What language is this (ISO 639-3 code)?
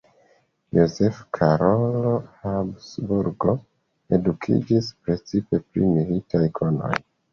epo